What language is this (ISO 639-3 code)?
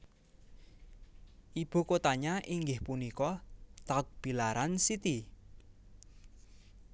jav